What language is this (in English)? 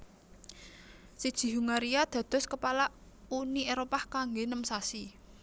Javanese